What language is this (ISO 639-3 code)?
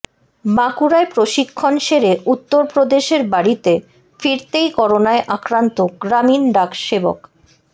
ben